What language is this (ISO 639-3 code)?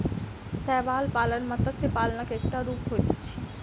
mai